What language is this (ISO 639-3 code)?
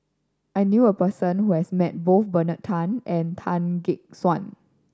eng